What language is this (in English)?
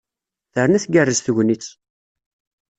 Kabyle